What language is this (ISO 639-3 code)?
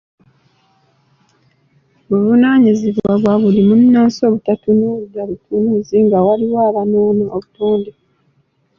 lug